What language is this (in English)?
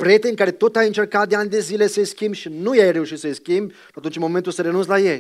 Romanian